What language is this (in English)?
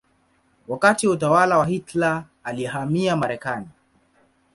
Swahili